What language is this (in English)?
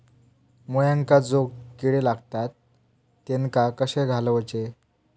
Marathi